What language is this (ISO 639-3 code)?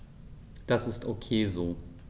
deu